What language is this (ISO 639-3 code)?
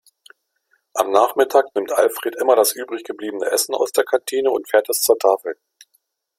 deu